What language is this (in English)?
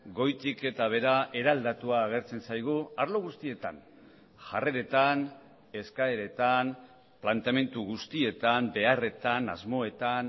Basque